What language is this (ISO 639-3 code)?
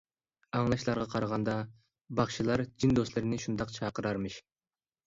uig